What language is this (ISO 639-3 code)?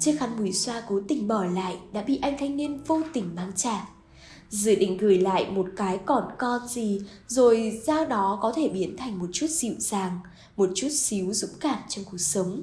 vie